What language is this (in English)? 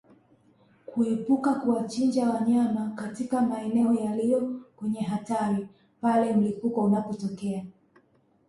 Swahili